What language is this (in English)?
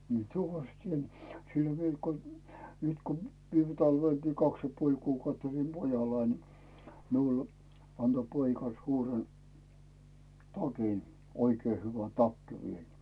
Finnish